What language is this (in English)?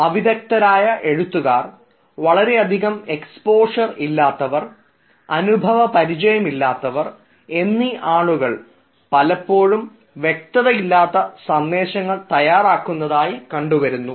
Malayalam